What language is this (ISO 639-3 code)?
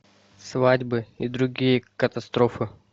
rus